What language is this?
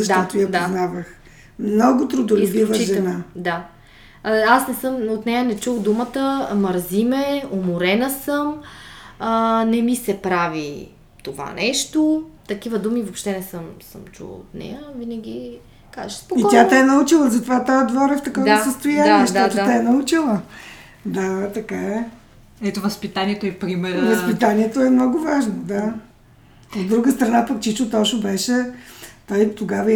Bulgarian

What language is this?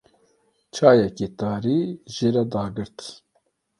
Kurdish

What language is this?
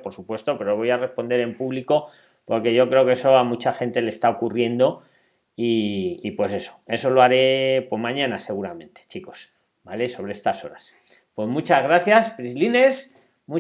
Spanish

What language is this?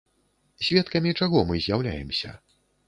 Belarusian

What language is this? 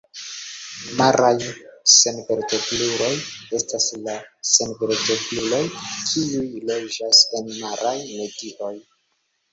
Esperanto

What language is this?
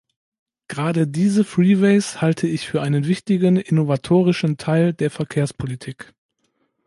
German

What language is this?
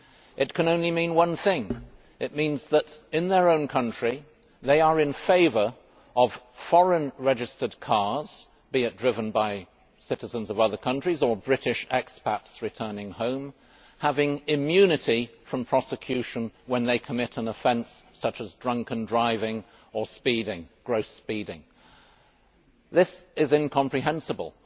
English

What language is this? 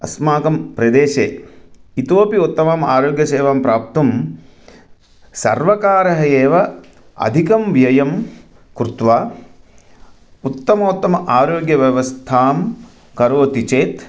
Sanskrit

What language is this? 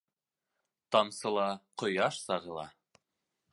Bashkir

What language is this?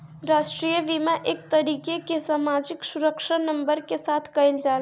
Bhojpuri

